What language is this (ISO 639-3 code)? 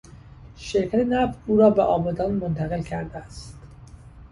fas